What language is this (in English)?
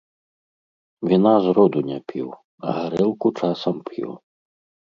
Belarusian